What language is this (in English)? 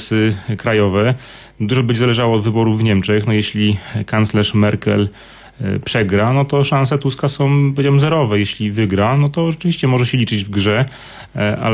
Polish